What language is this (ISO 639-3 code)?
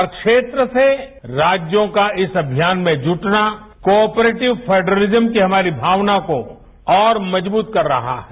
hin